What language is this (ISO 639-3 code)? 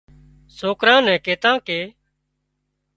kxp